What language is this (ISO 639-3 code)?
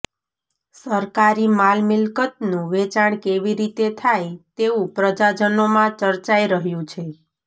guj